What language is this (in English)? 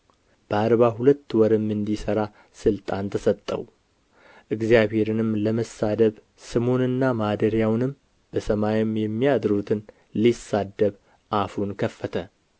Amharic